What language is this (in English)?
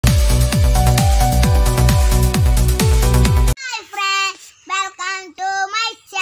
Korean